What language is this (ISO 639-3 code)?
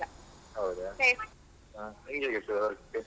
kan